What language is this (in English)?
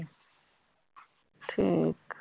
Punjabi